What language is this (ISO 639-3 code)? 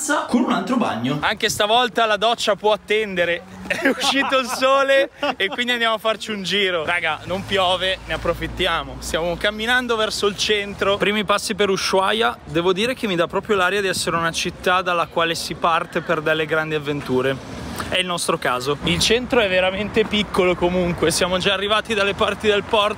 ita